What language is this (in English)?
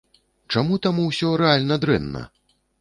Belarusian